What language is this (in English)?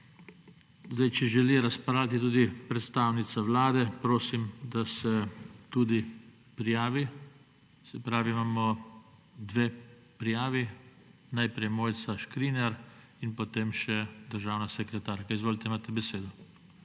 Slovenian